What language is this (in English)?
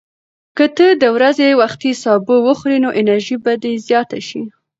Pashto